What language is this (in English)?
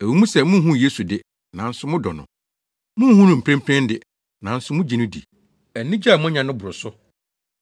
Akan